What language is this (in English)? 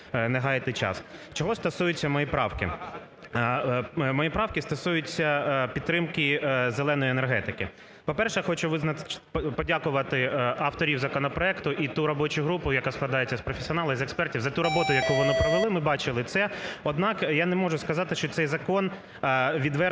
Ukrainian